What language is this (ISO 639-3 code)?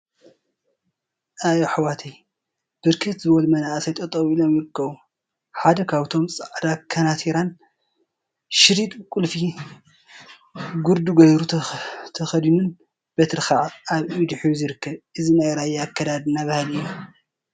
tir